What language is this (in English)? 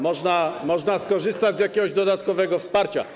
Polish